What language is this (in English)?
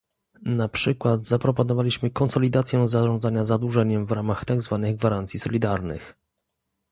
Polish